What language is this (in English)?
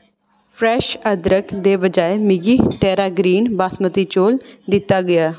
Dogri